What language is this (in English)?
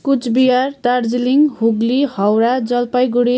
Nepali